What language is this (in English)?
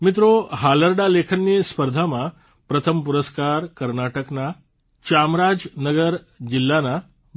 Gujarati